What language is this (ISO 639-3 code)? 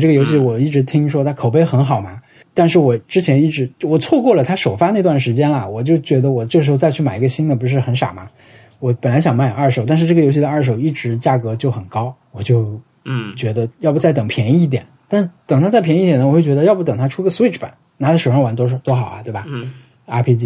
zho